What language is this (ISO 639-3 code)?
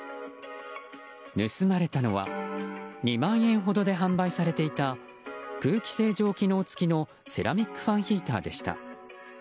jpn